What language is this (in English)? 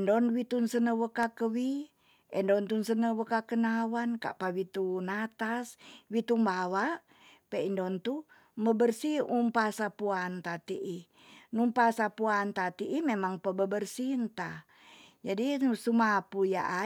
Tonsea